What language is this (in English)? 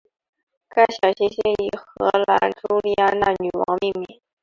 Chinese